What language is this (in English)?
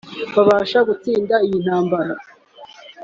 Kinyarwanda